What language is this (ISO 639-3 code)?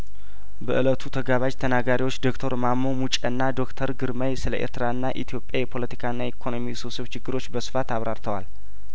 amh